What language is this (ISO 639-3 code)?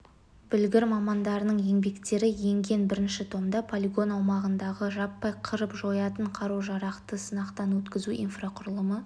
kaz